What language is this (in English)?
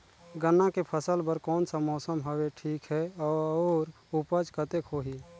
Chhattisgarhi